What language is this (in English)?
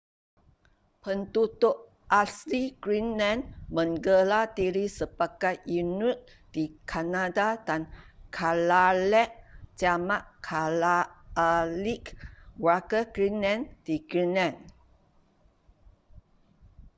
Malay